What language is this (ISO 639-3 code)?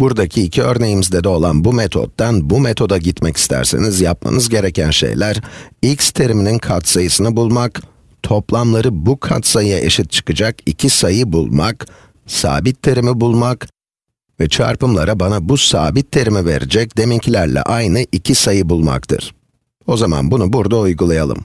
tur